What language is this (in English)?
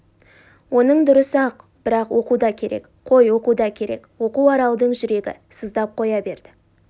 Kazakh